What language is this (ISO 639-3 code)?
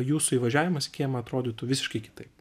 lit